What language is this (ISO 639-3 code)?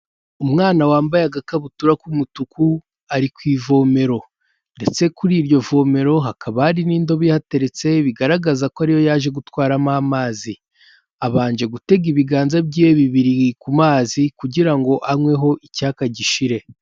kin